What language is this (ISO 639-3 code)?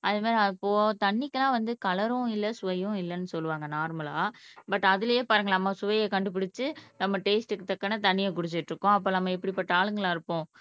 tam